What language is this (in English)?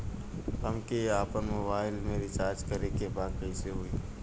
Bhojpuri